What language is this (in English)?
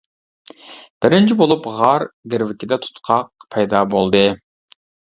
Uyghur